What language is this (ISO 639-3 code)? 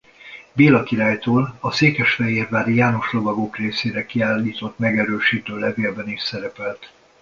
hun